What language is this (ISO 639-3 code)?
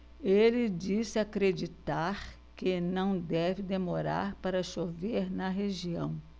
por